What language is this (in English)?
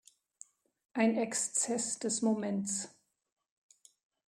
German